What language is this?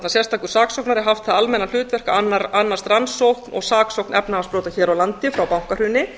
Icelandic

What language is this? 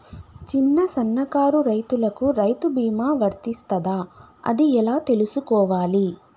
Telugu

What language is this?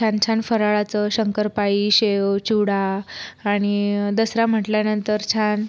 Marathi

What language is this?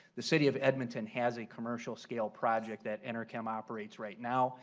English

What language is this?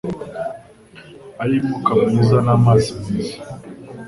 Kinyarwanda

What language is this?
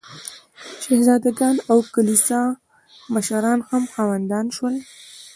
Pashto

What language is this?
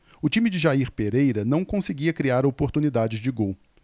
Portuguese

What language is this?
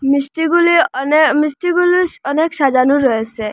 Bangla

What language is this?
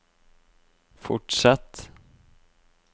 Norwegian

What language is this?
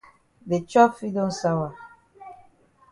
Cameroon Pidgin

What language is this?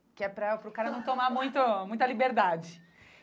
Portuguese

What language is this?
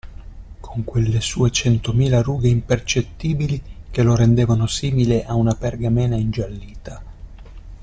Italian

